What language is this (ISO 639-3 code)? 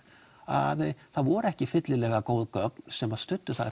isl